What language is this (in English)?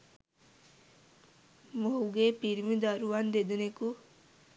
Sinhala